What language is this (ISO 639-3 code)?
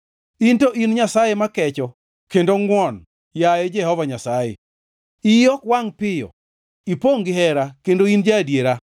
luo